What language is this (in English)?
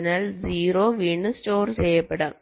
Malayalam